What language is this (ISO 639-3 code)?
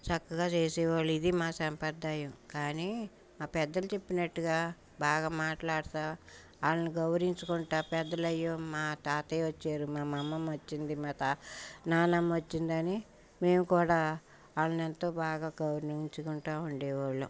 tel